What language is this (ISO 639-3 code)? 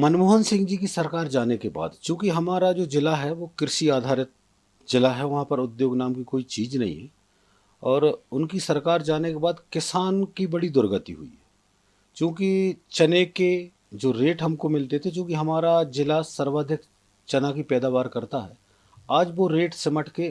hin